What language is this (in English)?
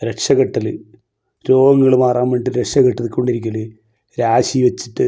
Malayalam